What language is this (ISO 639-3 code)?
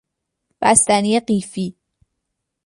fas